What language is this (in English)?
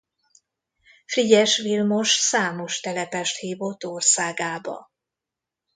Hungarian